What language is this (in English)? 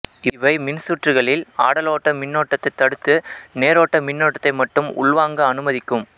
Tamil